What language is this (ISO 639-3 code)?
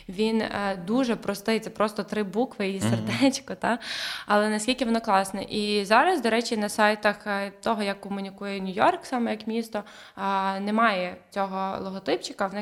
ukr